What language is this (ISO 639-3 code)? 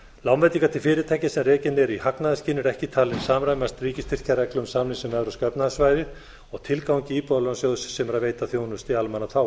isl